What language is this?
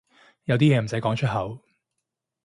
Cantonese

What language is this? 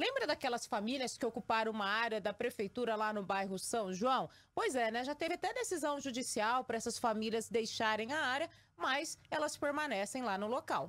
Portuguese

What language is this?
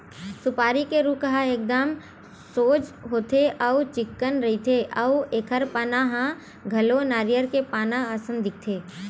Chhattisgarhi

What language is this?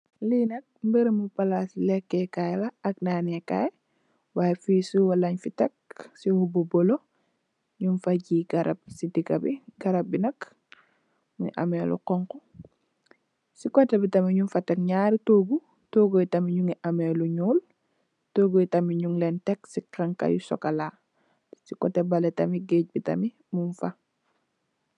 Wolof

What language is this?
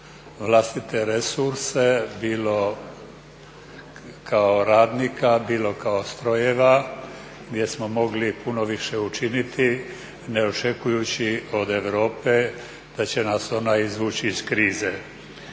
Croatian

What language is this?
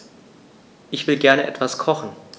German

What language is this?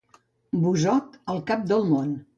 Catalan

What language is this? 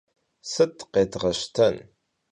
Kabardian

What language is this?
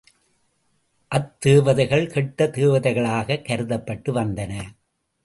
Tamil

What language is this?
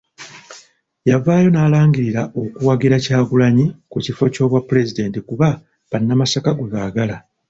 Ganda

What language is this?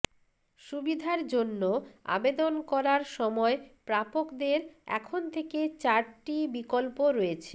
Bangla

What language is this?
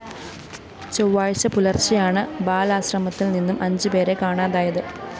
Malayalam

